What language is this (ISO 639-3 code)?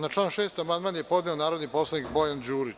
srp